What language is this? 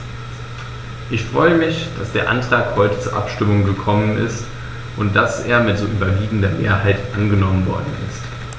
German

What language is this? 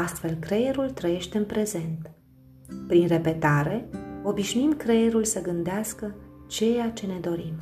Romanian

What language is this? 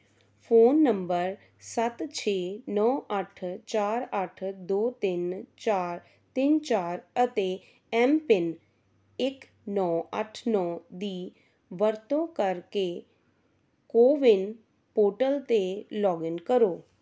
Punjabi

